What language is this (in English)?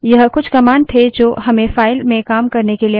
Hindi